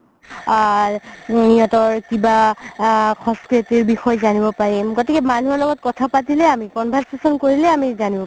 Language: Assamese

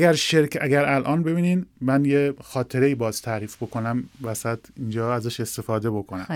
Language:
Persian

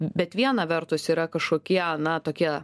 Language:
Lithuanian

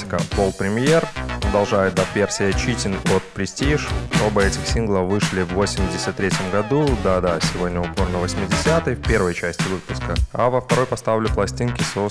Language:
Russian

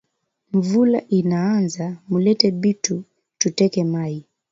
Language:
Swahili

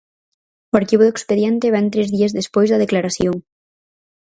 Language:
Galician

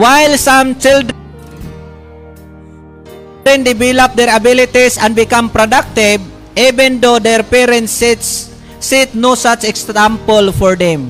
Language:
Filipino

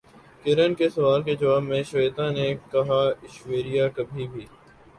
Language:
Urdu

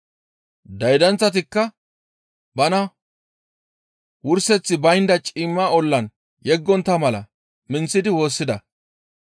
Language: Gamo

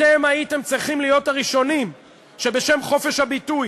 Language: Hebrew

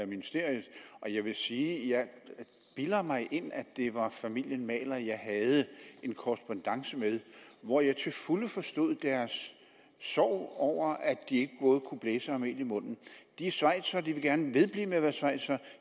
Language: Danish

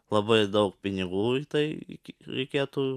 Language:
Lithuanian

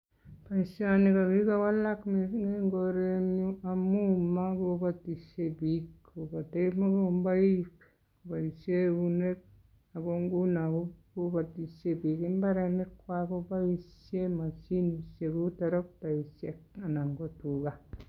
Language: Kalenjin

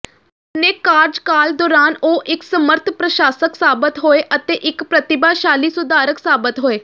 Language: Punjabi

